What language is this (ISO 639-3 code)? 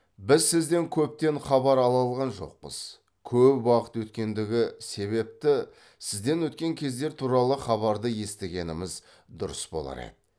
kaz